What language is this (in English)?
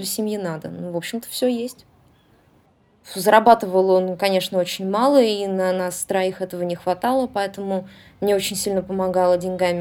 Russian